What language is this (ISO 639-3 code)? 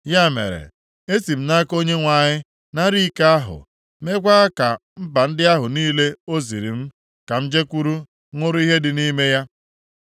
ibo